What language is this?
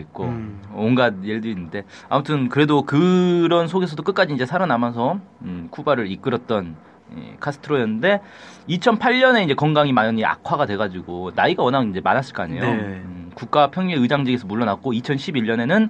Korean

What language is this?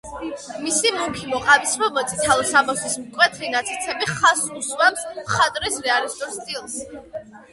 Georgian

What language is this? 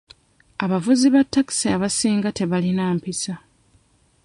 Ganda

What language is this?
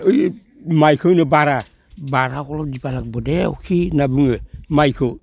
Bodo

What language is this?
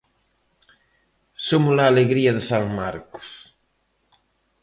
Galician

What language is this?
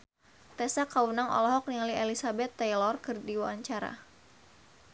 Sundanese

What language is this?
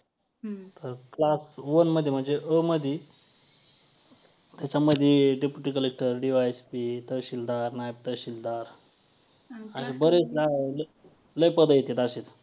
Marathi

